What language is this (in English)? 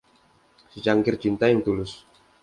Indonesian